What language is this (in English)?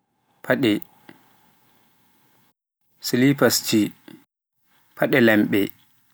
Pular